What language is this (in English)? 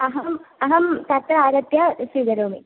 Sanskrit